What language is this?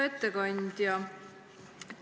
Estonian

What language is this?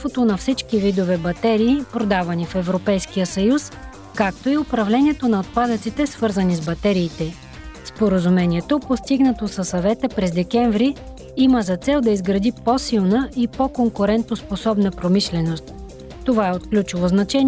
Bulgarian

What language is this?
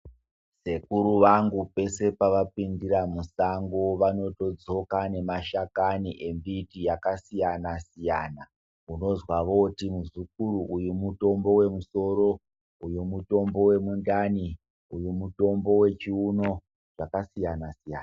Ndau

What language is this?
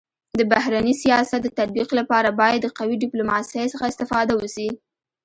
Pashto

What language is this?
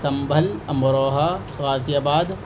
Urdu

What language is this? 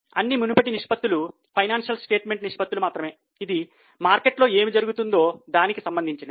Telugu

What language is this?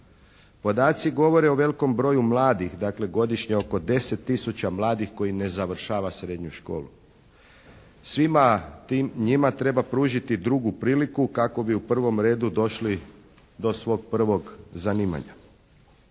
Croatian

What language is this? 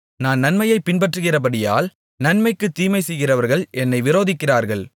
Tamil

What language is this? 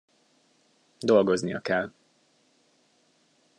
Hungarian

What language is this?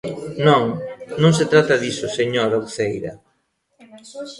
Galician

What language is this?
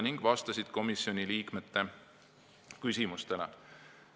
Estonian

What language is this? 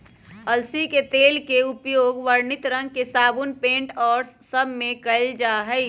Magahi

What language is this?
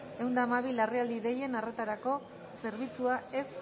Basque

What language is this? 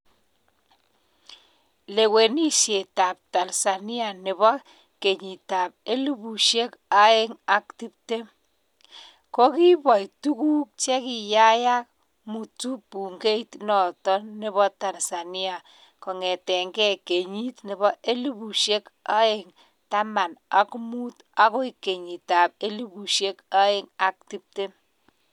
Kalenjin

